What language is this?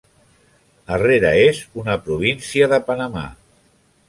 Catalan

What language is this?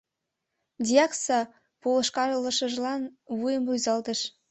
Mari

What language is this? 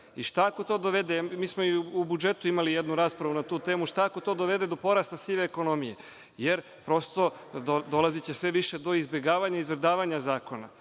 Serbian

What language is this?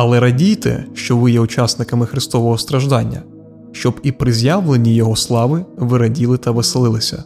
Ukrainian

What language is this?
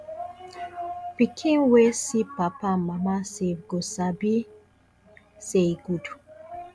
Nigerian Pidgin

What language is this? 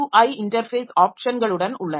Tamil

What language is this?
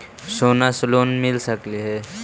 Magahi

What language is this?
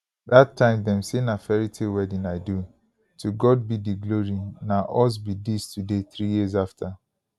Nigerian Pidgin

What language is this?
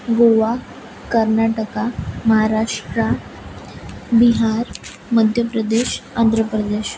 Marathi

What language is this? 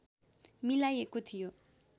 Nepali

